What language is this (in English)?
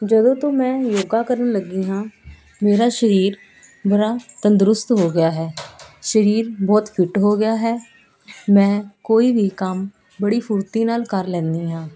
Punjabi